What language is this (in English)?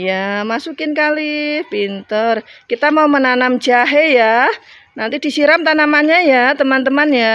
Indonesian